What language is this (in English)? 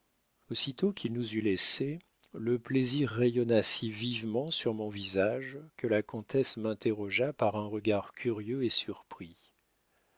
French